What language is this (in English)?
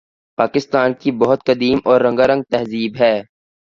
Urdu